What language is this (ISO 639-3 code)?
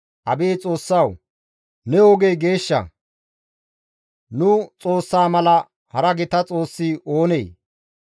gmv